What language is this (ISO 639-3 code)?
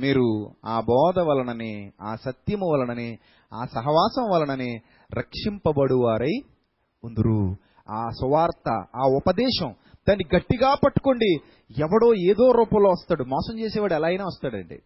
tel